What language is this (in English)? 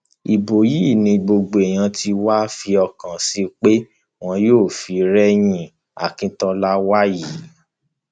Yoruba